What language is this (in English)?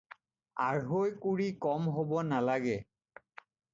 Assamese